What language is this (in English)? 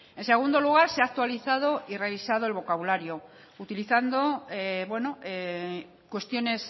Spanish